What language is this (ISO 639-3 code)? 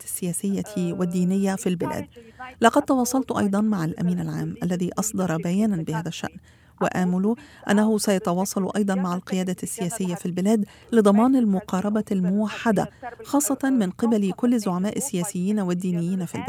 ara